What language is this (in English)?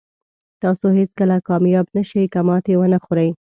Pashto